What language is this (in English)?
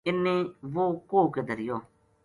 Gujari